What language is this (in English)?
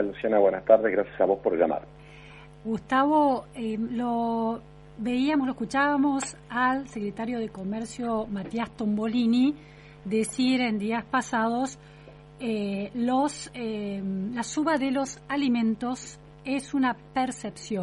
Spanish